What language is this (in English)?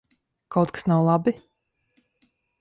Latvian